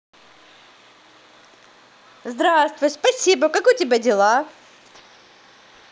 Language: Russian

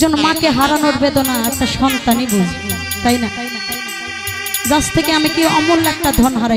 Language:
Hindi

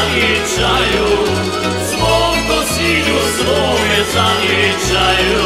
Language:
Romanian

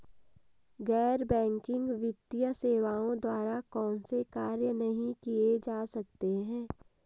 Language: Hindi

